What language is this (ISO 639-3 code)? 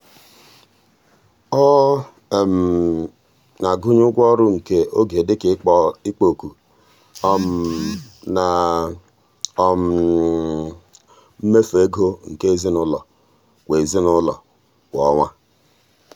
ibo